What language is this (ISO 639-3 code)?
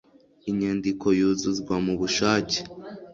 kin